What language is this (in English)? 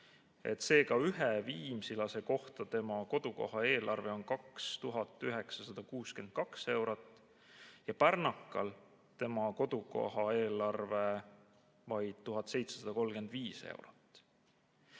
Estonian